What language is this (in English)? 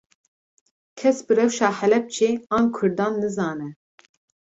Kurdish